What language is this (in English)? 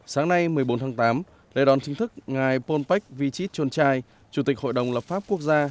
Vietnamese